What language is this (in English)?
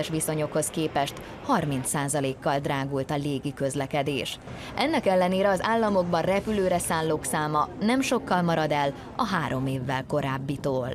Hungarian